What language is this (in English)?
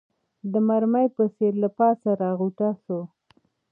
Pashto